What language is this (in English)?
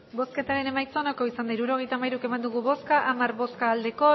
Basque